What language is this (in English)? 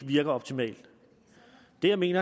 Danish